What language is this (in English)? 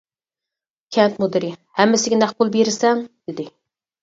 Uyghur